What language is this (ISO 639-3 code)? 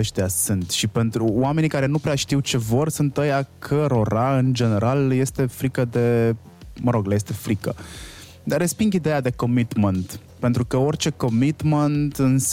ron